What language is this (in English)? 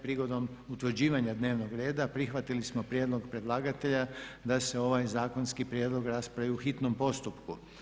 Croatian